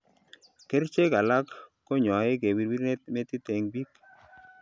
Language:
Kalenjin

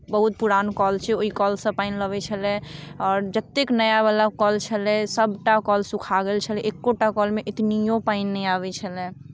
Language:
Maithili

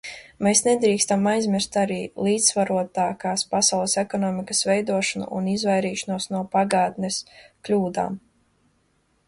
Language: Latvian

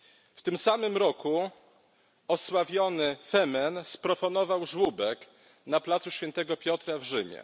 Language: Polish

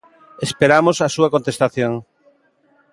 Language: Galician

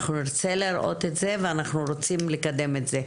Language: Hebrew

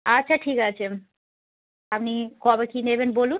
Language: Bangla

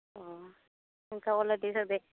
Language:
Assamese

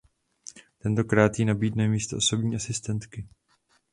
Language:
Czech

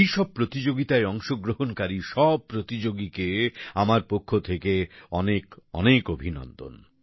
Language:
Bangla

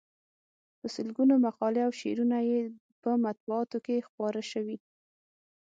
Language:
Pashto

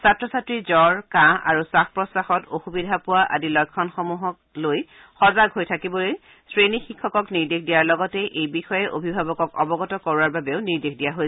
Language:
Assamese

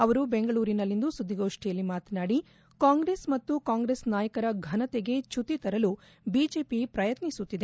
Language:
Kannada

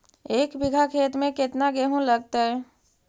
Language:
Magahi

